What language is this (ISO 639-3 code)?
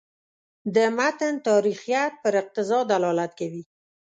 pus